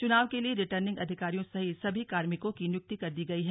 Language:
Hindi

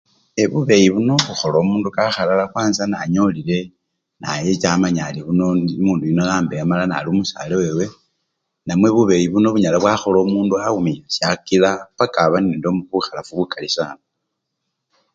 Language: Luyia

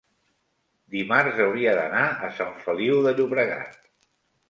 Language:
Catalan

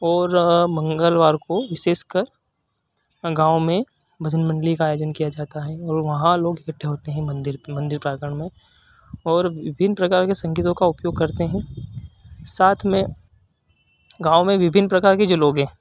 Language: Hindi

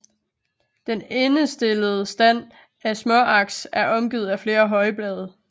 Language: Danish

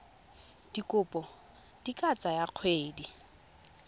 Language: Tswana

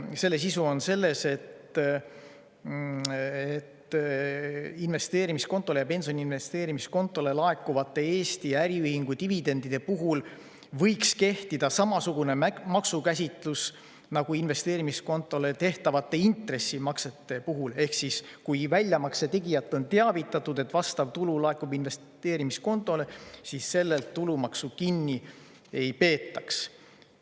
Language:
Estonian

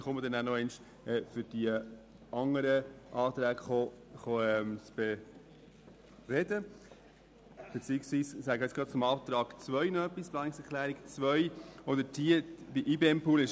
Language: Swiss German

